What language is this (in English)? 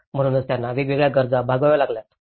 Marathi